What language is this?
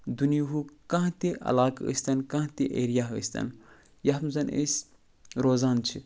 Kashmiri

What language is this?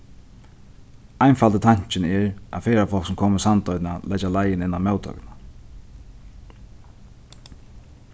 Faroese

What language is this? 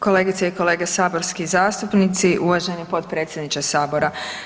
Croatian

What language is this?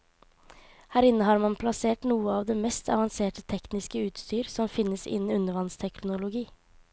Norwegian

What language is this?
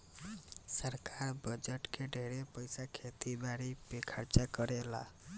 Bhojpuri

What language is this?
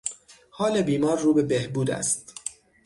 Persian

